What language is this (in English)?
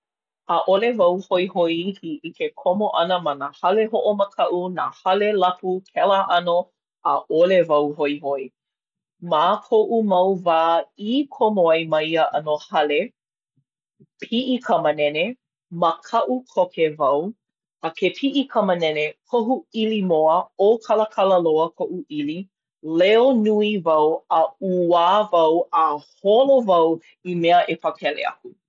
Hawaiian